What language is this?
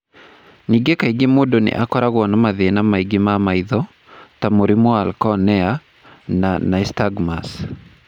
Kikuyu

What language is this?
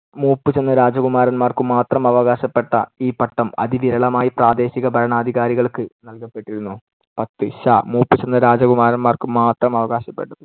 Malayalam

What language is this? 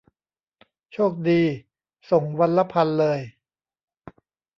Thai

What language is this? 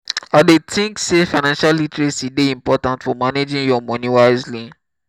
Nigerian Pidgin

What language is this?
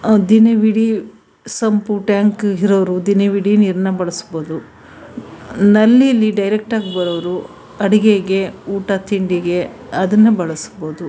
Kannada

